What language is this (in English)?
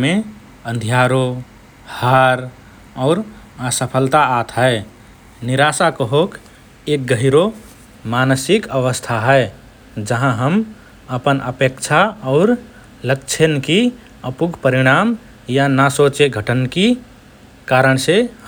Rana Tharu